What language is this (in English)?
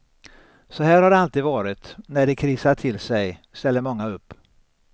Swedish